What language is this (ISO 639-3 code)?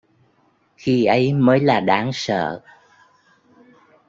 vie